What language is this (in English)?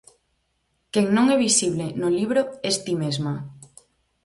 Galician